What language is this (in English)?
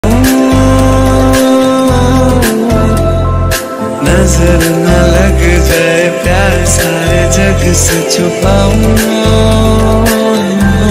Hindi